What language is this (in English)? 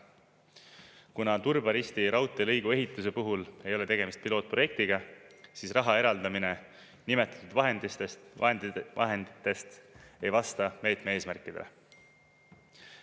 Estonian